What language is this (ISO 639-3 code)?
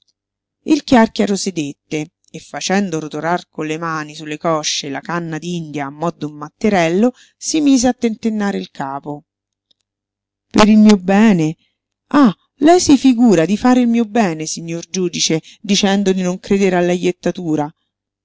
ita